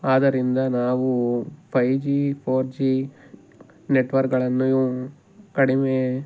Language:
Kannada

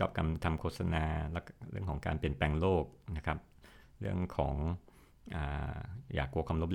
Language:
Thai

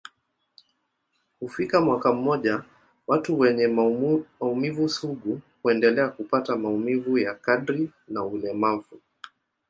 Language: Swahili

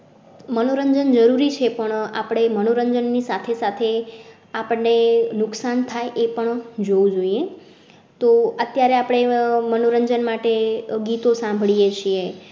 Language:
Gujarati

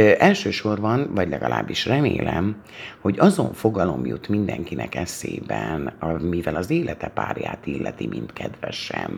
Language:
Hungarian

